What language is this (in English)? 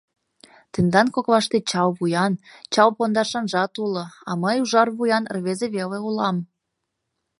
Mari